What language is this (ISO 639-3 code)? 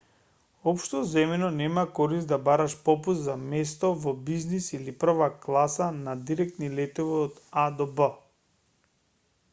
mkd